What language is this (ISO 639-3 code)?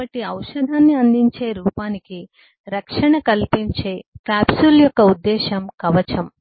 tel